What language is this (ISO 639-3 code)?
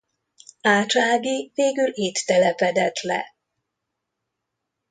hun